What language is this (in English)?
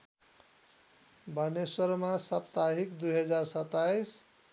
Nepali